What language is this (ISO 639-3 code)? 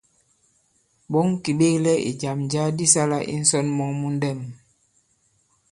abb